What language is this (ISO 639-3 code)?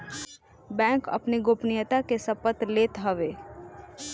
bho